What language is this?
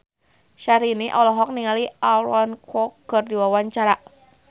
Sundanese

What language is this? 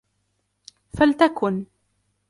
Arabic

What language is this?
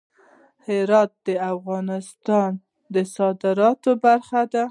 Pashto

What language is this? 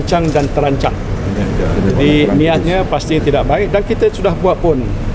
Malay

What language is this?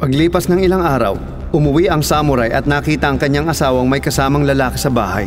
Filipino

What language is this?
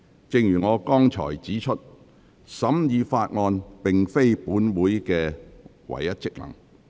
Cantonese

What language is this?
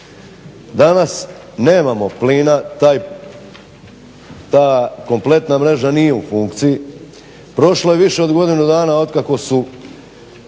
Croatian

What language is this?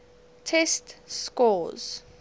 English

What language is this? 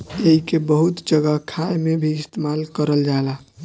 Bhojpuri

